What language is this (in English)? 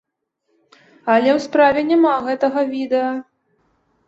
Belarusian